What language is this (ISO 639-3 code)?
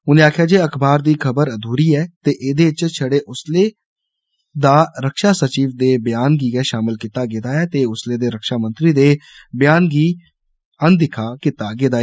doi